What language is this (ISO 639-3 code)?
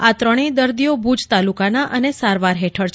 guj